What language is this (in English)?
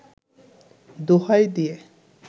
Bangla